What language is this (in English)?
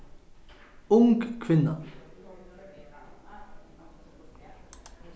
Faroese